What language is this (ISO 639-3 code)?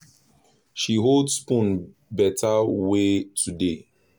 pcm